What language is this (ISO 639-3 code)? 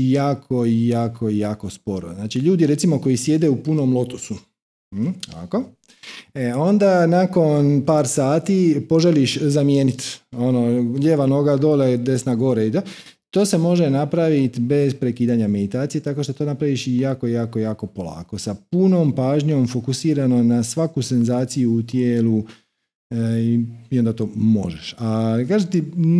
hrv